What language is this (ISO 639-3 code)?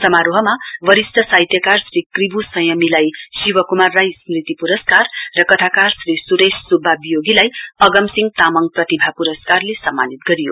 nep